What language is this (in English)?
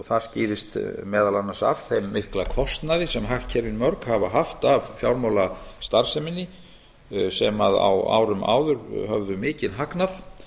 Icelandic